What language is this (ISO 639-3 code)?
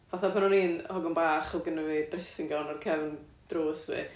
cym